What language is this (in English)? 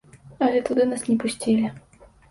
Belarusian